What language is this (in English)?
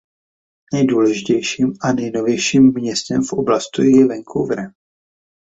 Czech